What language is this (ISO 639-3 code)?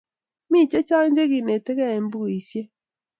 kln